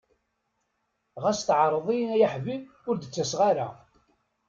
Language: Kabyle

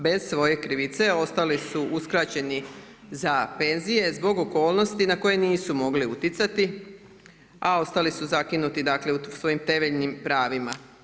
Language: Croatian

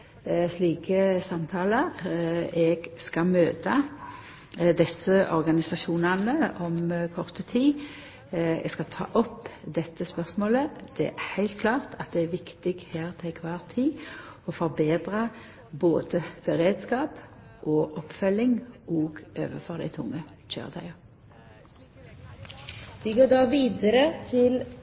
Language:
Norwegian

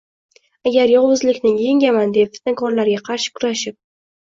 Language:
Uzbek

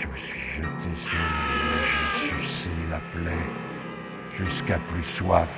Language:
French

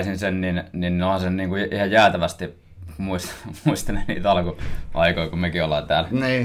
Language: Finnish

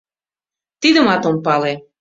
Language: Mari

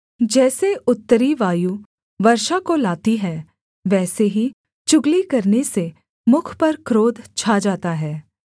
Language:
Hindi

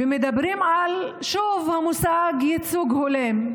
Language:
Hebrew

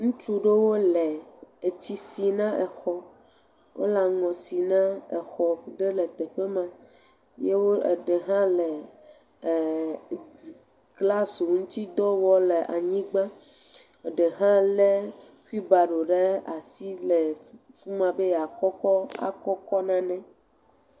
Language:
Ewe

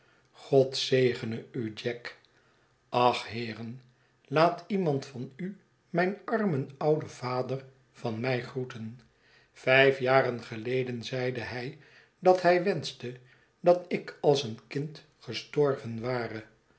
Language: Dutch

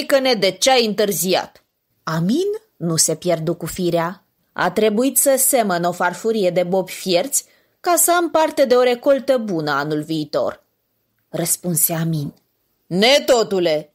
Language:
Romanian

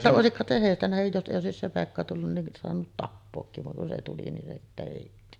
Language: Finnish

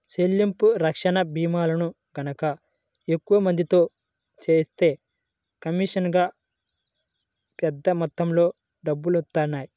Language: Telugu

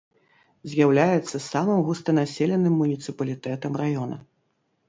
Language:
Belarusian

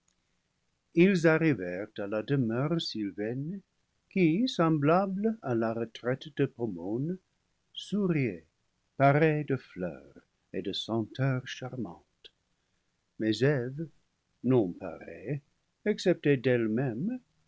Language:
French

